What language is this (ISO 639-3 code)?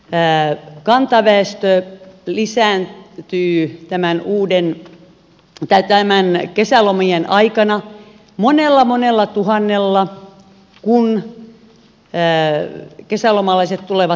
fin